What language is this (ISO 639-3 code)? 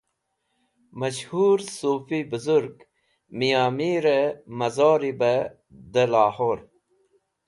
wbl